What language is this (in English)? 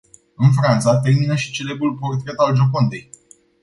Romanian